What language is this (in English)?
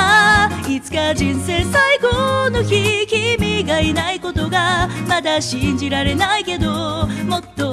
Japanese